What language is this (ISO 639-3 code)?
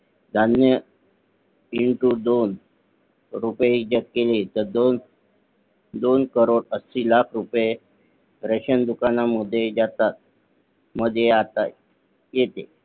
mar